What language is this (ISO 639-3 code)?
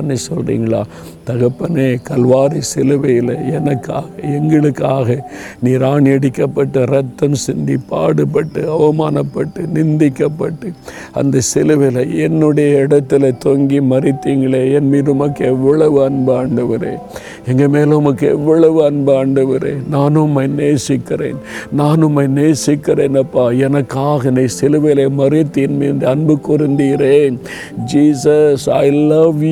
tam